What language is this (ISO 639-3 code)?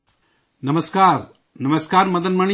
urd